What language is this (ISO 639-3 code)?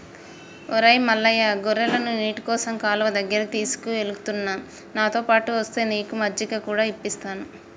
tel